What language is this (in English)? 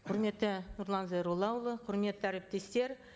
Kazakh